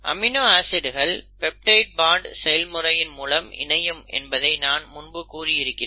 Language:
Tamil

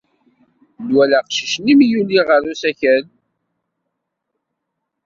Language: Kabyle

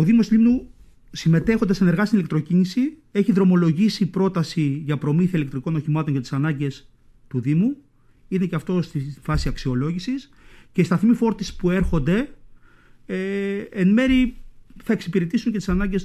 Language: Greek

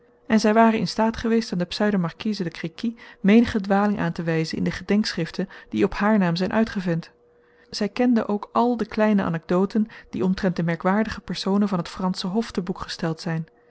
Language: Dutch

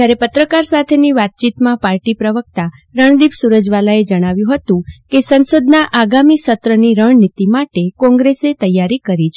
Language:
Gujarati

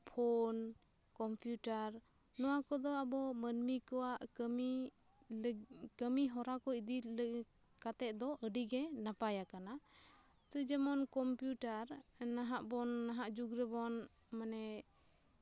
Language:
Santali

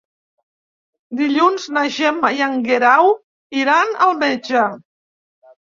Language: Catalan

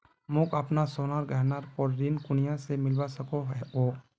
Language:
Magahi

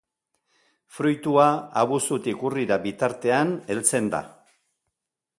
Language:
Basque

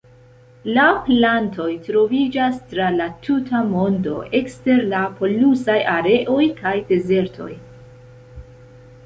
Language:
Esperanto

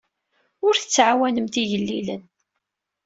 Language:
Kabyle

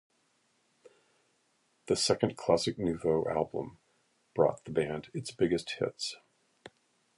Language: English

